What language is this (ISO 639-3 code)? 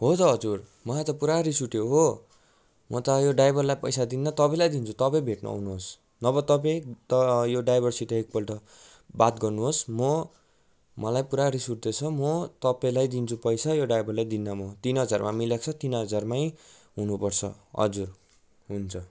nep